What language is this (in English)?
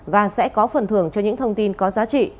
Vietnamese